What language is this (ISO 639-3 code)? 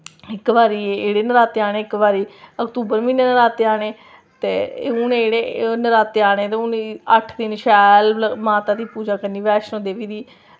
doi